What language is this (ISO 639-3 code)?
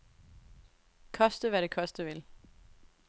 dan